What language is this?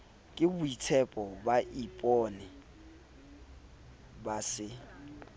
Southern Sotho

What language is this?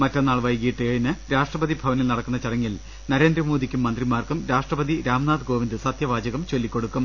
Malayalam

